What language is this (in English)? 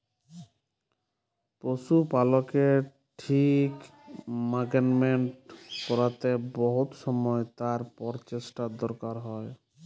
Bangla